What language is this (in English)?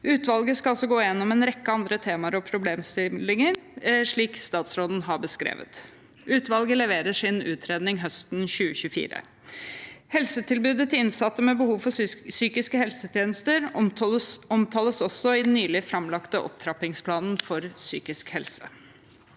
Norwegian